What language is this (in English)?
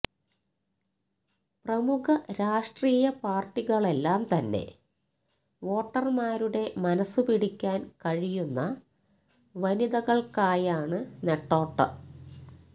Malayalam